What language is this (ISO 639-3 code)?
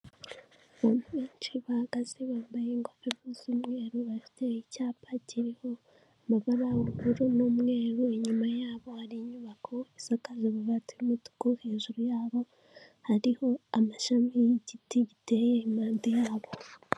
kin